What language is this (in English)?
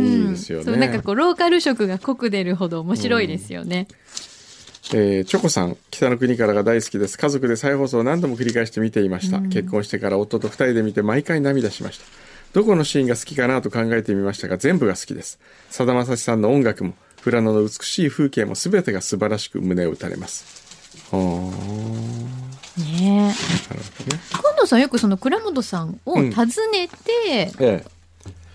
Japanese